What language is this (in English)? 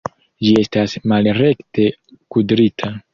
Esperanto